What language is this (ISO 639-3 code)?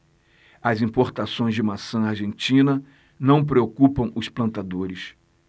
por